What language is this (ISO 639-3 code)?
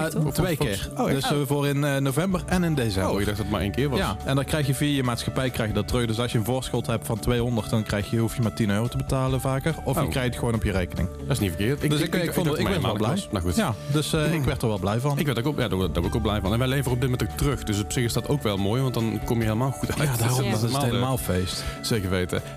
nld